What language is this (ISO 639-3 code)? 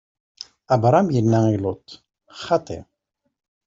kab